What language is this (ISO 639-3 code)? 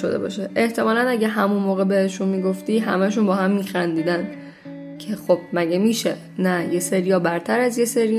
fas